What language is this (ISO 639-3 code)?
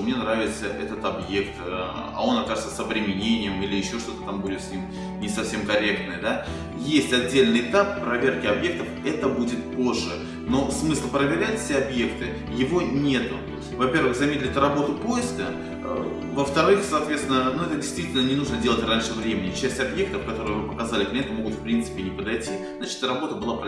rus